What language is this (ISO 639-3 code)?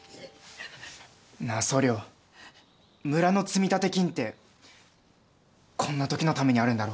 jpn